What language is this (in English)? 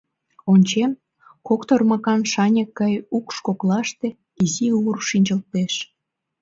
Mari